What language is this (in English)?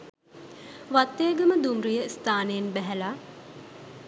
Sinhala